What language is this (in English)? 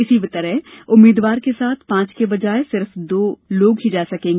Hindi